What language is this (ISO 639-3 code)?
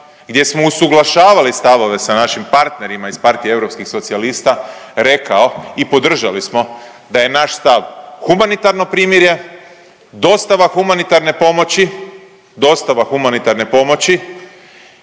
hrv